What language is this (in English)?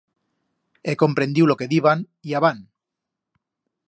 Aragonese